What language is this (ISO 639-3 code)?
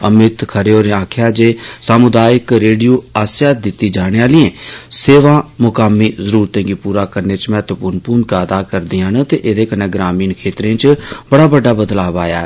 doi